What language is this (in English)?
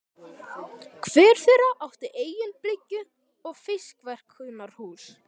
Icelandic